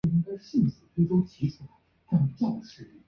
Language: Chinese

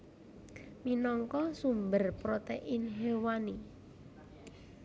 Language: Javanese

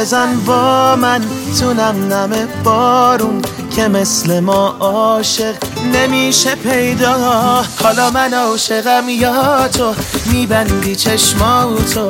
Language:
Persian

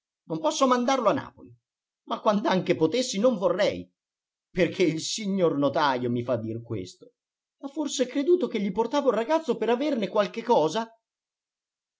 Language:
Italian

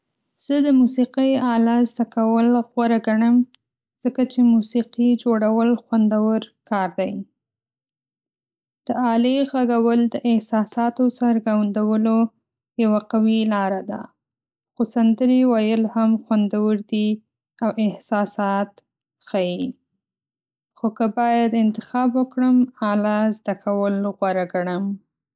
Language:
Pashto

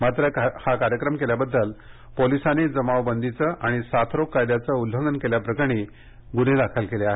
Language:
Marathi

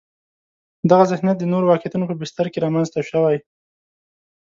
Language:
Pashto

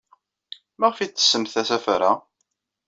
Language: Kabyle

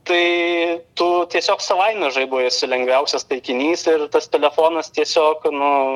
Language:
Lithuanian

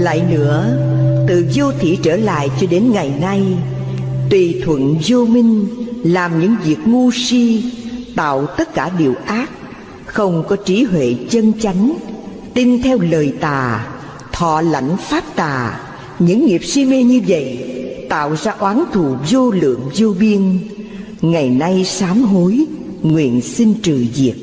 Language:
Vietnamese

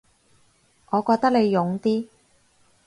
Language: Cantonese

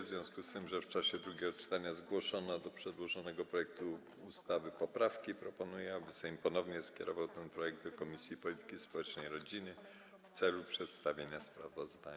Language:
Polish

